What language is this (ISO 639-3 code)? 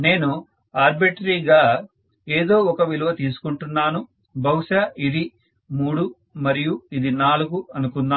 tel